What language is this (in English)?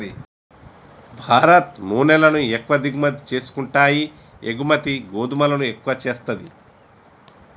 Telugu